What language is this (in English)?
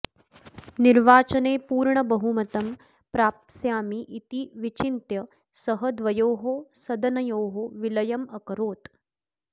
Sanskrit